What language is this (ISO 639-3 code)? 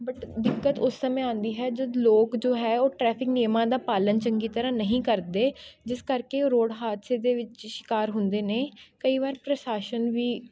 pan